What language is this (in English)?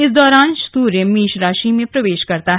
Hindi